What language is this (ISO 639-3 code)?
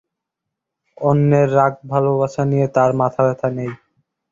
ben